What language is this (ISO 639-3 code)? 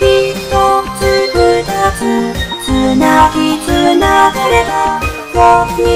fra